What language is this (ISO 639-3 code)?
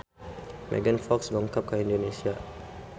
sun